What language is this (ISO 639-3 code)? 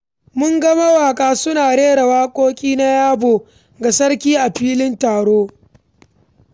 hau